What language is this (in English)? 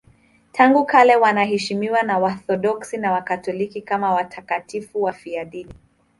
Swahili